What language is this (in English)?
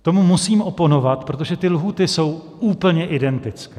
Czech